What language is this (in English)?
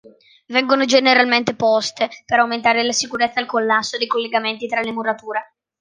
Italian